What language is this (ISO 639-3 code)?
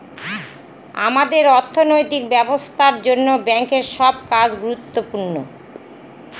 ben